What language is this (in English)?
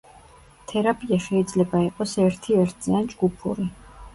Georgian